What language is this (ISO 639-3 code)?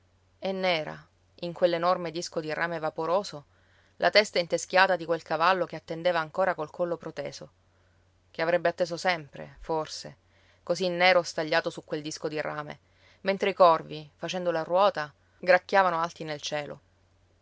ita